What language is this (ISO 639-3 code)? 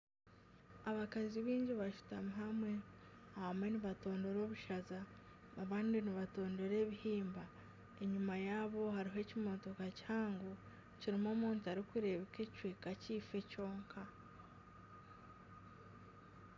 nyn